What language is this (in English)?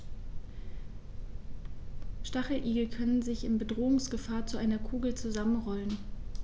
German